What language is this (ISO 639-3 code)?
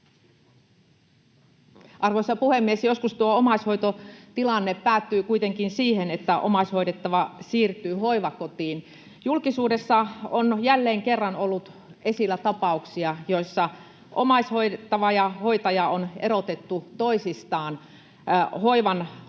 fin